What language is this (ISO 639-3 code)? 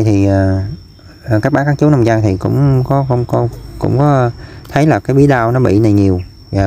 vie